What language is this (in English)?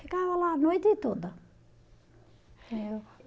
Portuguese